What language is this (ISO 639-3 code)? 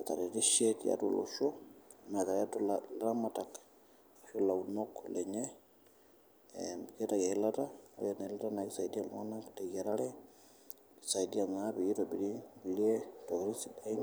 mas